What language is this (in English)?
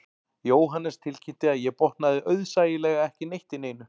Icelandic